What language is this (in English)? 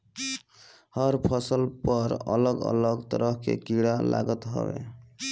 Bhojpuri